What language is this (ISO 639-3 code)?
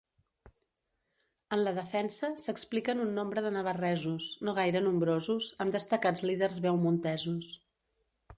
cat